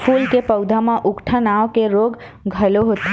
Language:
Chhattisgarhi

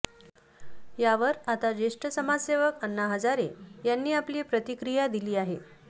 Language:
Marathi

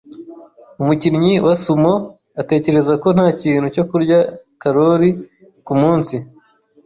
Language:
Kinyarwanda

